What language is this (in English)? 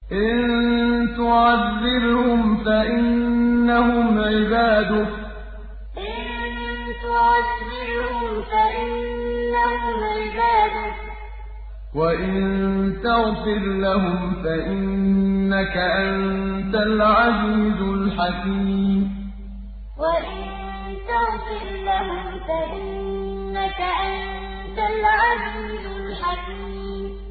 Arabic